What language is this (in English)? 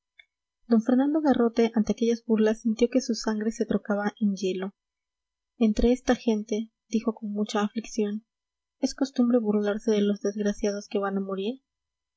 Spanish